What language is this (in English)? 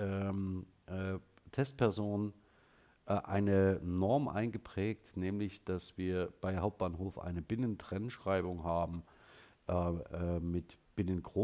German